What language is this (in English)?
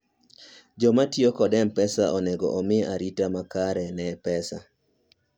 Luo (Kenya and Tanzania)